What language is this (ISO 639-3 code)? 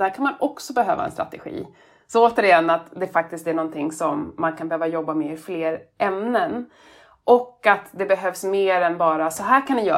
swe